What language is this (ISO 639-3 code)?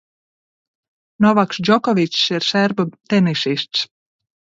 lav